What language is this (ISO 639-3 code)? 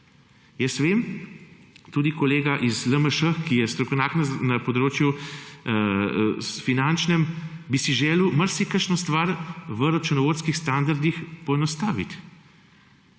slv